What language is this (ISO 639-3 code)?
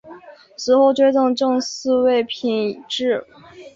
zho